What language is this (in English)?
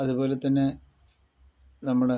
Malayalam